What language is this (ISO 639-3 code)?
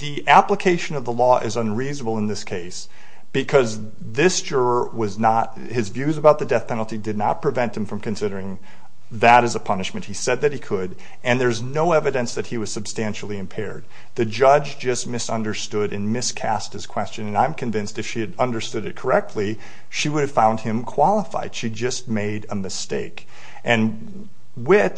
eng